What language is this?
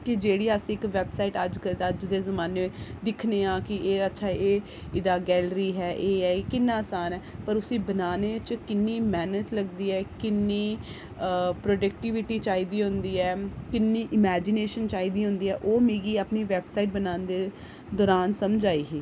Dogri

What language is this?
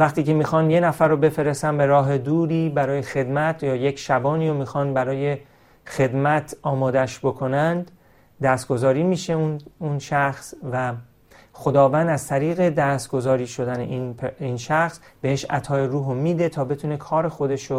Persian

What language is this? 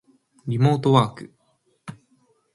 Japanese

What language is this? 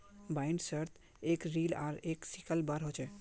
Magahi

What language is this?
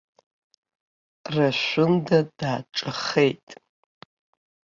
Abkhazian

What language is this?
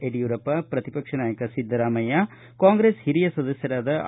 Kannada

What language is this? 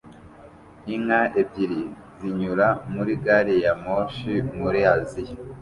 Kinyarwanda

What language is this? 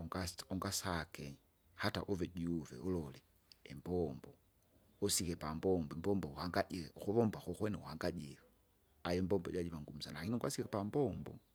Kinga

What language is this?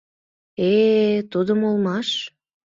Mari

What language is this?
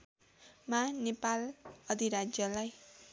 Nepali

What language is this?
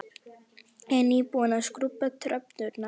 Icelandic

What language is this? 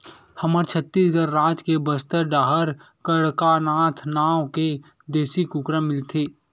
Chhattisgarhi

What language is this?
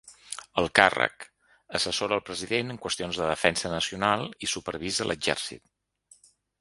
Catalan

